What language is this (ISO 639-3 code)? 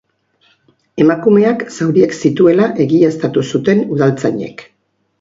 eus